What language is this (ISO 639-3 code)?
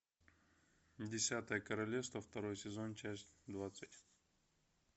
rus